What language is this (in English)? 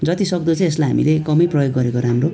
Nepali